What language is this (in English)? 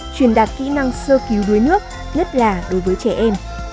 Vietnamese